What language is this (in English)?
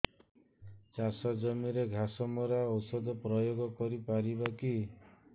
Odia